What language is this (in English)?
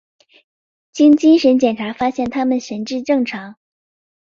Chinese